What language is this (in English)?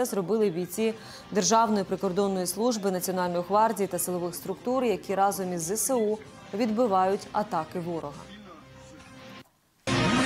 Ukrainian